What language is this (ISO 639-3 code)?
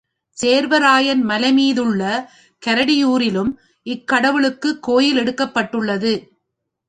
tam